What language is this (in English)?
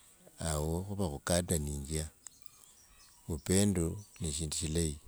Wanga